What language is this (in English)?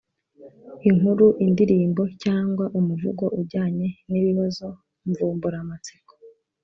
Kinyarwanda